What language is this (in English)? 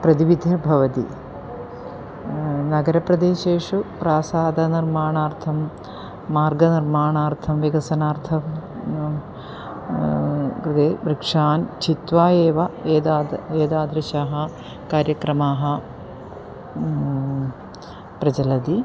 Sanskrit